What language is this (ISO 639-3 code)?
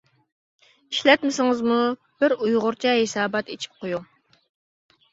uig